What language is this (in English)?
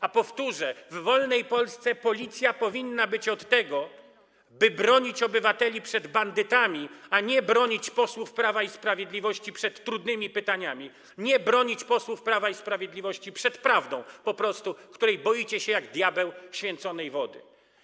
Polish